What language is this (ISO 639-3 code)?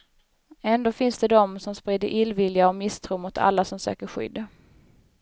swe